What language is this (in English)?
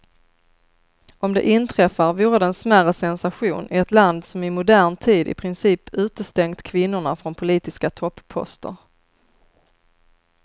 Swedish